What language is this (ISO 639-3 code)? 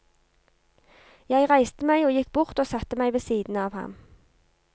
nor